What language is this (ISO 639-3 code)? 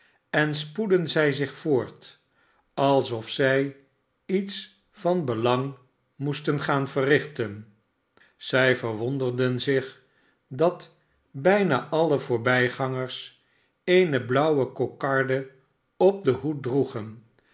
nld